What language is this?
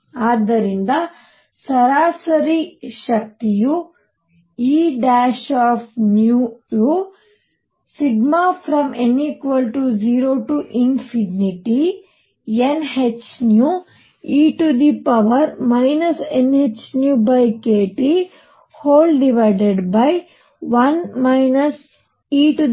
Kannada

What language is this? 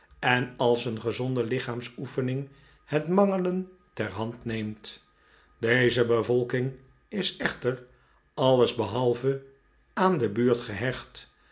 Dutch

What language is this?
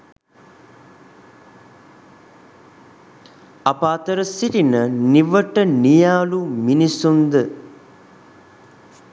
Sinhala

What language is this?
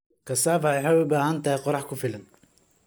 Somali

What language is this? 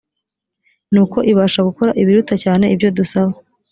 Kinyarwanda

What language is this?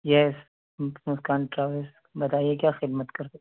Urdu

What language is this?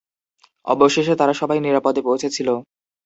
Bangla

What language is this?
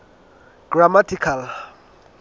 Southern Sotho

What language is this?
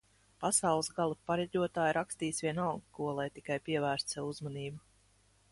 Latvian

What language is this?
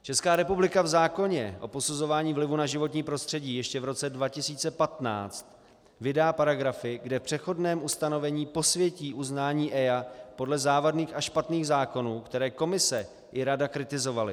Czech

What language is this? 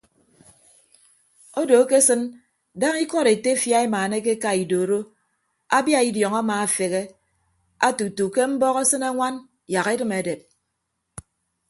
Ibibio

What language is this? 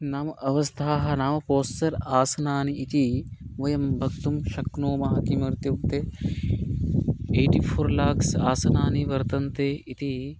Sanskrit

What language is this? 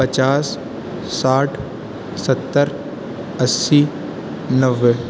Urdu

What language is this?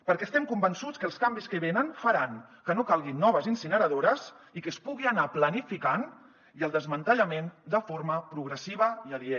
Catalan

